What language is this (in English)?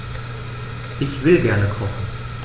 German